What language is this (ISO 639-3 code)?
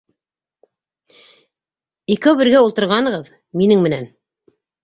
bak